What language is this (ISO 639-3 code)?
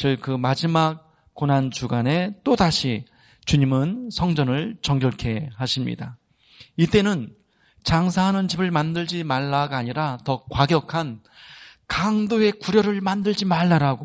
kor